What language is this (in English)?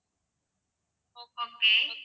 Tamil